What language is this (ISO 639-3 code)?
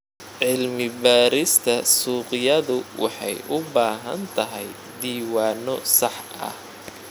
som